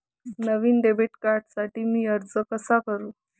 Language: Marathi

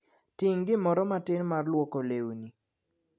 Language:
Luo (Kenya and Tanzania)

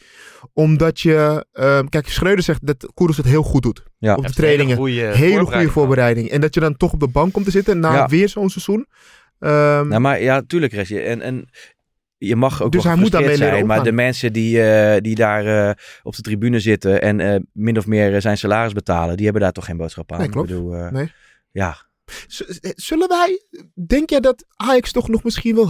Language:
Dutch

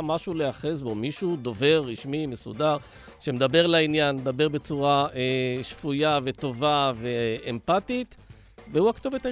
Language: Hebrew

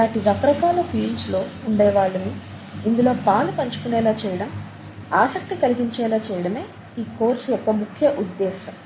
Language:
Telugu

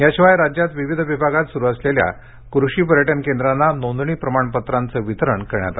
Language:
Marathi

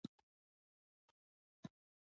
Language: Pashto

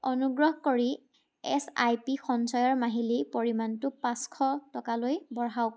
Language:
Assamese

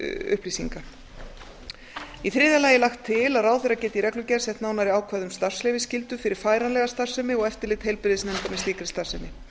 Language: Icelandic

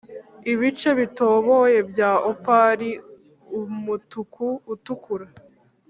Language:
Kinyarwanda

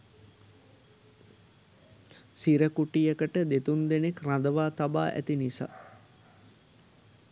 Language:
Sinhala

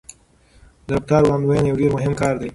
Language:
Pashto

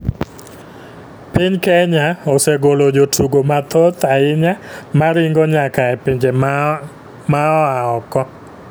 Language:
Luo (Kenya and Tanzania)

